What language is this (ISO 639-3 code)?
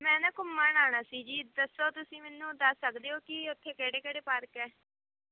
pan